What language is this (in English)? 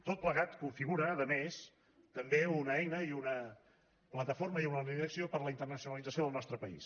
Catalan